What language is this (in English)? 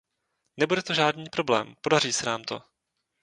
Czech